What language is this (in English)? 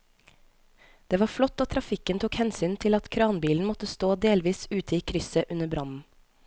Norwegian